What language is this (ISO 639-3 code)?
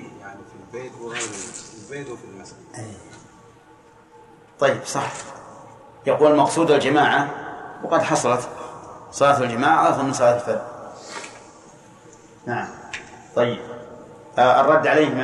ara